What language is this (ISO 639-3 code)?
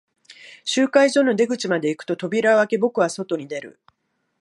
jpn